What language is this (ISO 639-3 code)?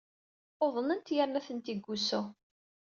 kab